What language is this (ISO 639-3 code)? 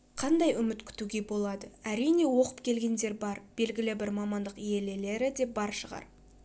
kaz